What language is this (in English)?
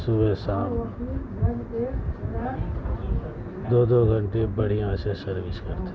Urdu